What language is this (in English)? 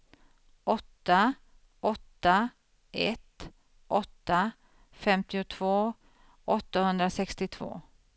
Swedish